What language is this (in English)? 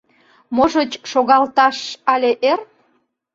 Mari